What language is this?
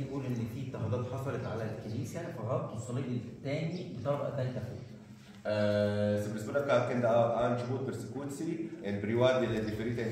Arabic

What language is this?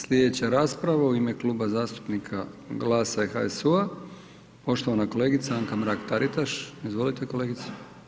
Croatian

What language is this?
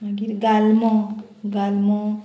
Konkani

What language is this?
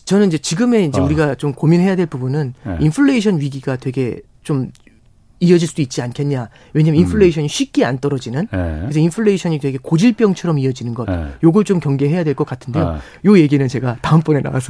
Korean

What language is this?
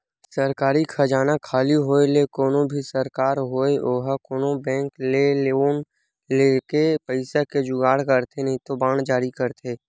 Chhattisgarhi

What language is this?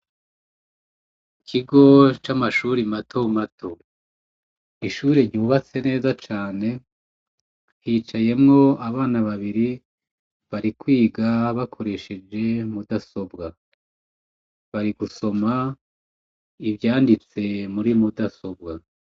Rundi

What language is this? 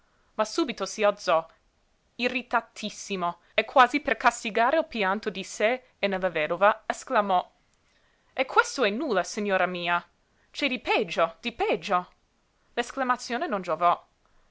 Italian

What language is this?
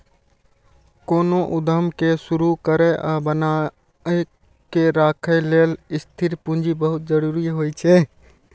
Maithili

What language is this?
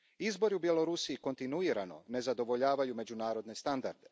Croatian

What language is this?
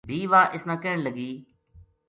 Gujari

